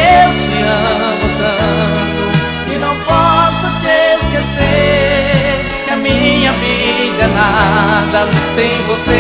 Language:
Portuguese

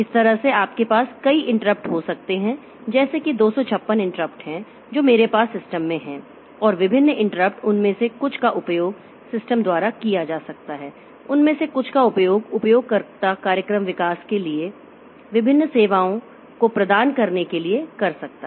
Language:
Hindi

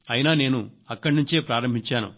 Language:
Telugu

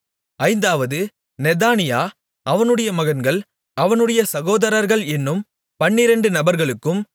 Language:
Tamil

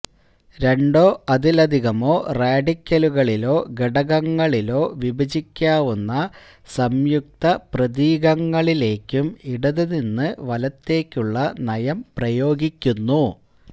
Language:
Malayalam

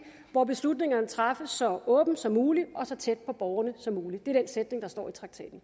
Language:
Danish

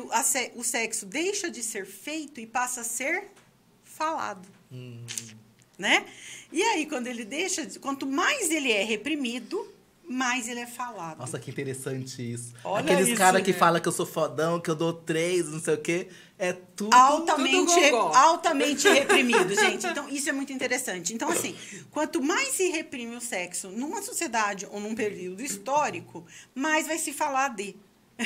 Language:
Portuguese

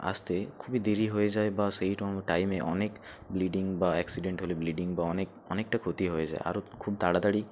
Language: Bangla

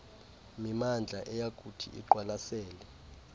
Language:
Xhosa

